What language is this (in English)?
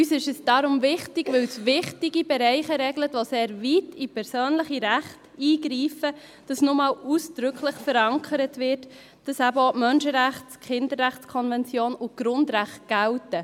Swiss German